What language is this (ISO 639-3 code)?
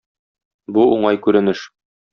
tat